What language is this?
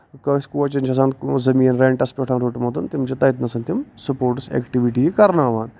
Kashmiri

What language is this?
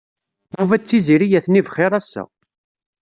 Kabyle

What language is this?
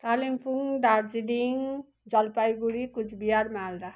Nepali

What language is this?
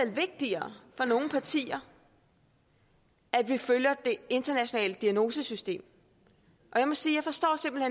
Danish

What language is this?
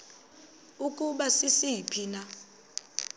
Xhosa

